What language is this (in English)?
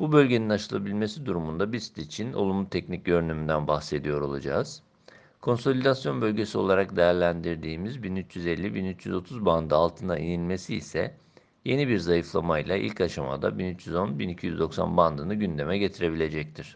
Turkish